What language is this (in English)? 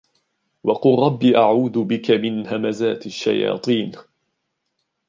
Arabic